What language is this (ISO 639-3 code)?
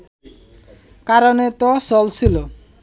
ben